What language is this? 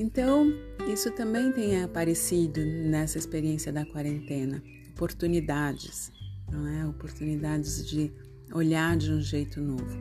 Portuguese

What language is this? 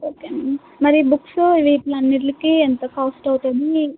Telugu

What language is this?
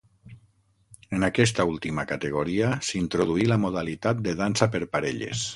Catalan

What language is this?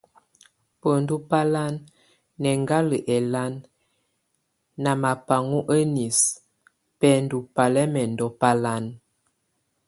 Tunen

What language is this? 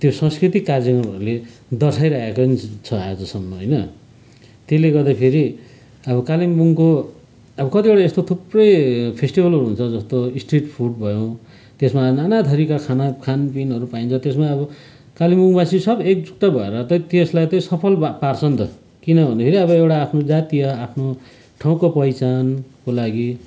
Nepali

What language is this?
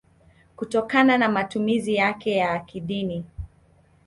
Swahili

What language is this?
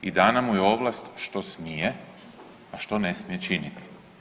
Croatian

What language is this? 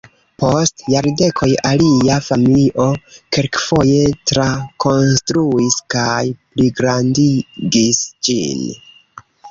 Esperanto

